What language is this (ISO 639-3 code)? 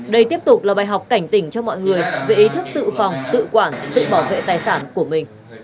vie